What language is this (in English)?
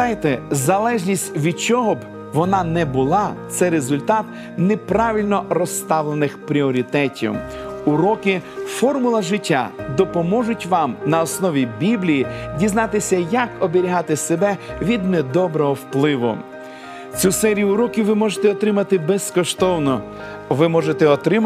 Ukrainian